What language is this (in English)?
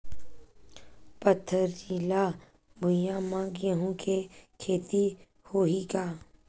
Chhattisgarhi